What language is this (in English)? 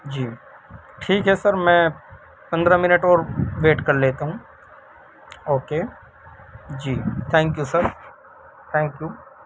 Urdu